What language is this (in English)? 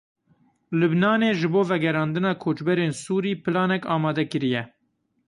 Kurdish